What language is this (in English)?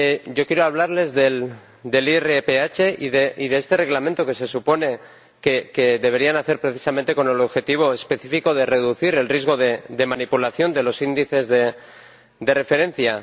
Spanish